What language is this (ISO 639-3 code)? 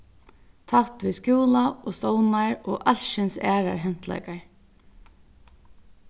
fao